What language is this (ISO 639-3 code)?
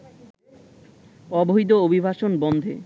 ben